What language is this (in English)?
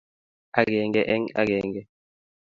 Kalenjin